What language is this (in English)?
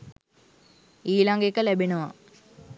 Sinhala